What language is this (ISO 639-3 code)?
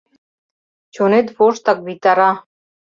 chm